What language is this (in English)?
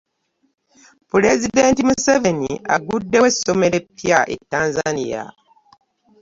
Ganda